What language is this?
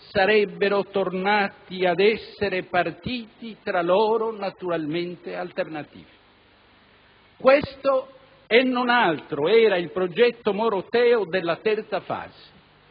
Italian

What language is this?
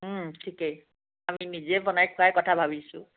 Assamese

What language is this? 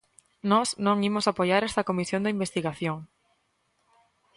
Galician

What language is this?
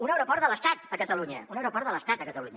Catalan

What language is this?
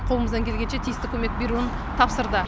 Kazakh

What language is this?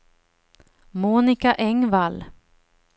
Swedish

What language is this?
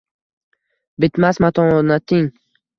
Uzbek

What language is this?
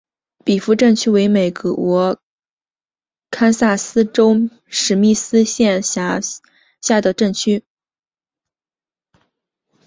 Chinese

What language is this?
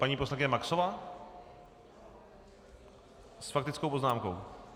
Czech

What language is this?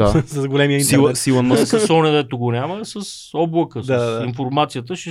Bulgarian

